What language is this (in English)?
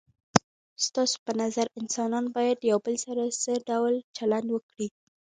Pashto